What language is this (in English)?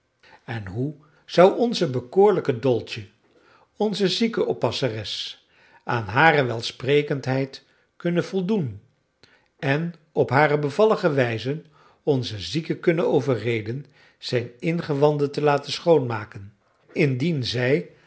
Dutch